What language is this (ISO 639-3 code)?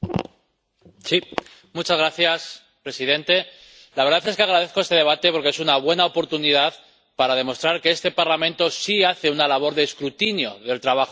spa